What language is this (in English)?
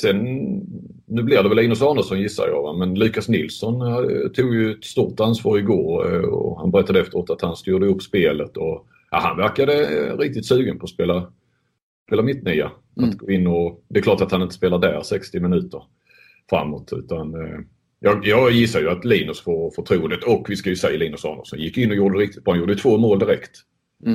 Swedish